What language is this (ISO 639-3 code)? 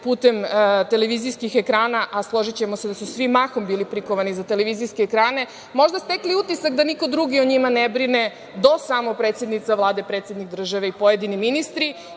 srp